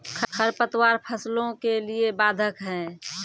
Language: Maithili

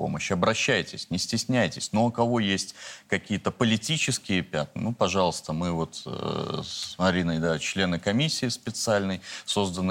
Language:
Russian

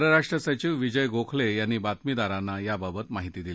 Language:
Marathi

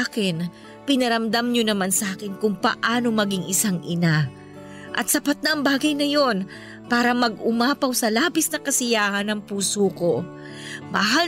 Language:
Filipino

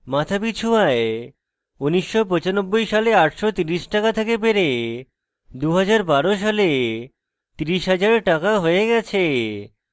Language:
Bangla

